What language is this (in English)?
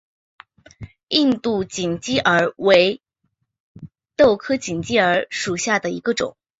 Chinese